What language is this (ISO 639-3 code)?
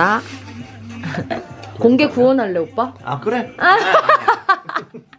kor